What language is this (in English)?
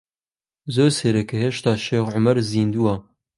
Central Kurdish